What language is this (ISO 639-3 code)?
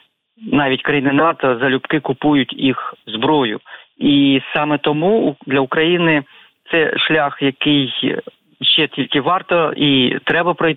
ukr